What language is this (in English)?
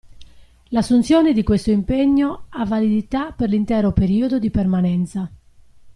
Italian